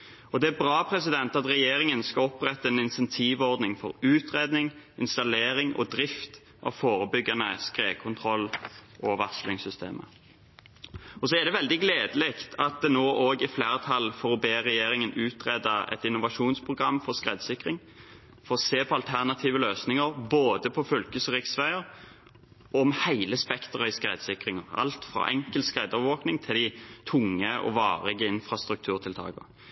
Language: Norwegian Bokmål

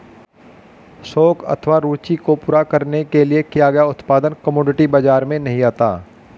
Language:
Hindi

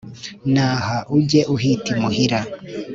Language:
Kinyarwanda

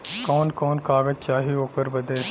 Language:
Bhojpuri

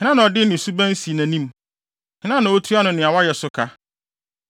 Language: Akan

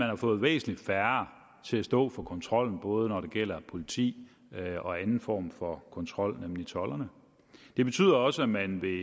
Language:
Danish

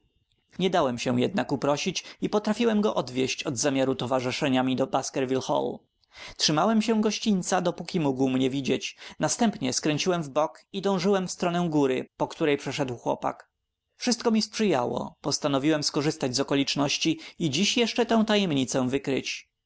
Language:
Polish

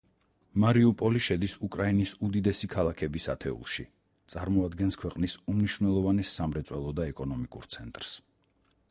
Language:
Georgian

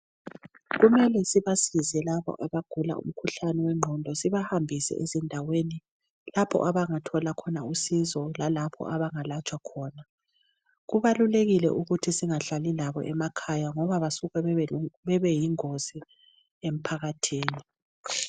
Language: North Ndebele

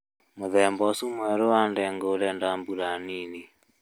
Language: Kikuyu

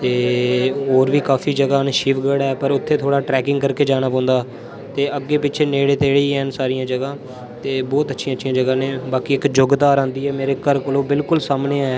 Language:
Dogri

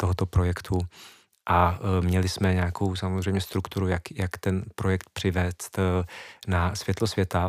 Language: Czech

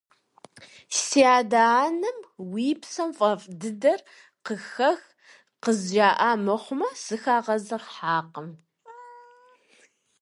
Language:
Kabardian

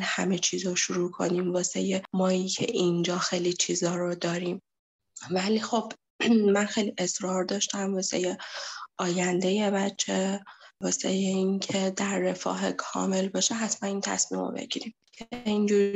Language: Persian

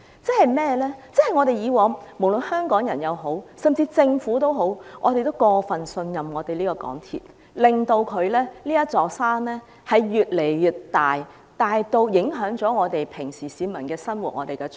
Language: Cantonese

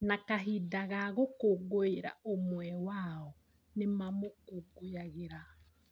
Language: Kikuyu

